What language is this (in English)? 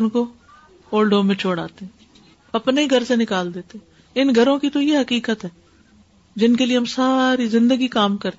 Urdu